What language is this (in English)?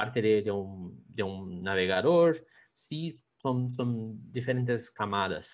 Spanish